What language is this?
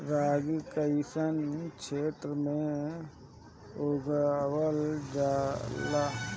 Bhojpuri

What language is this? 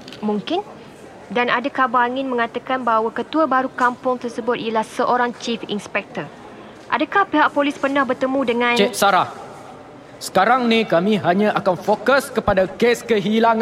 Malay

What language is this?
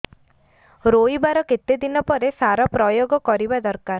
Odia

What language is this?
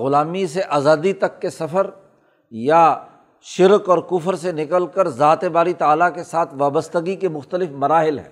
Urdu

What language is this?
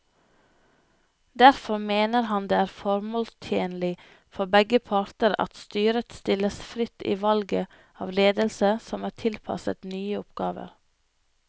Norwegian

